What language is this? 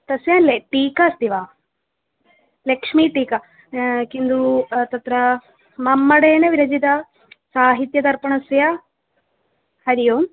Sanskrit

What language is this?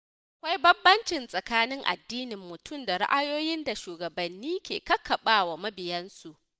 Hausa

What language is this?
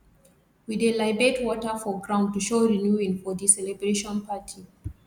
Nigerian Pidgin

